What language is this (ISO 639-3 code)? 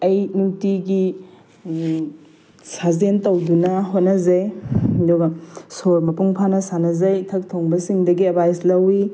mni